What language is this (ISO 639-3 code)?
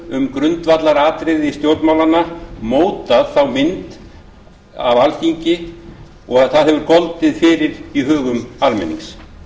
isl